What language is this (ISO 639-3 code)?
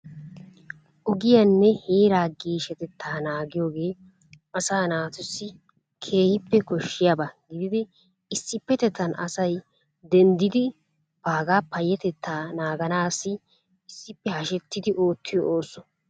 wal